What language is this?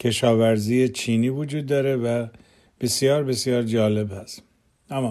Persian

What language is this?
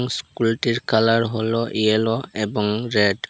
Bangla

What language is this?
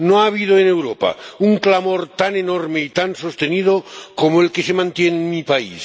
Spanish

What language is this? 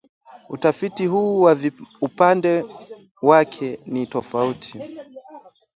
Swahili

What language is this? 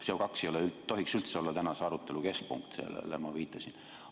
Estonian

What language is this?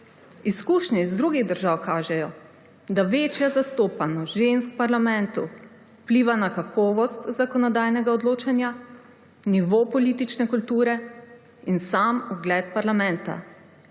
Slovenian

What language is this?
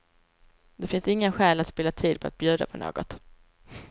Swedish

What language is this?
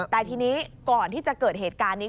Thai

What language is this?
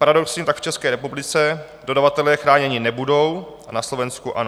Czech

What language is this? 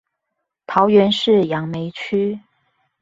Chinese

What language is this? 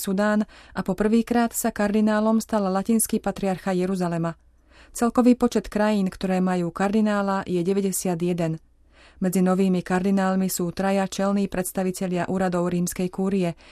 Slovak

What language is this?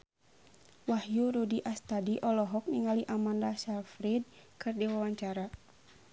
Sundanese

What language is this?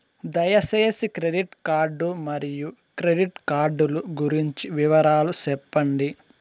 Telugu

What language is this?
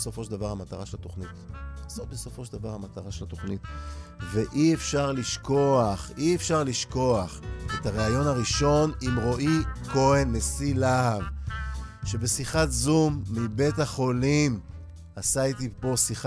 Hebrew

